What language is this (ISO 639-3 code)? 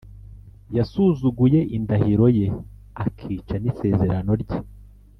kin